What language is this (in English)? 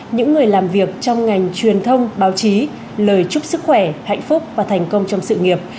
Vietnamese